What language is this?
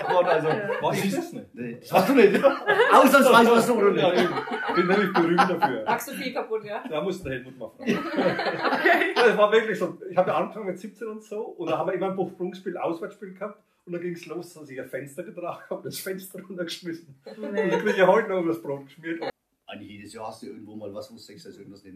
German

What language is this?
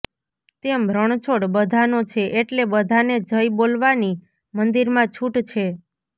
Gujarati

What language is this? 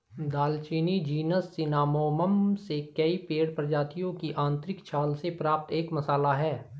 Hindi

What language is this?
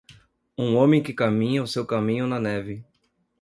Portuguese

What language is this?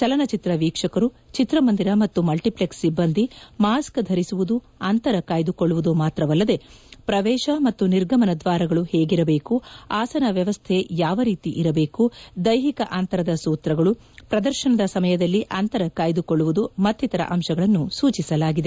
Kannada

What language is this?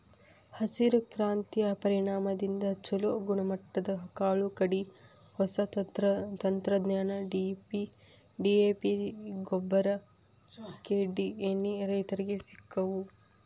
Kannada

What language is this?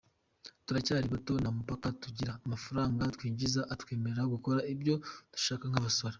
Kinyarwanda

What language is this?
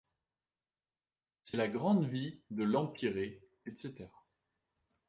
French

